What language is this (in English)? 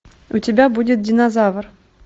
Russian